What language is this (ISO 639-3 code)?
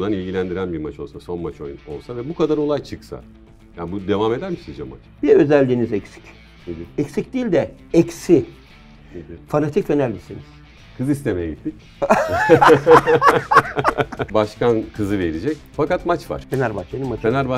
tur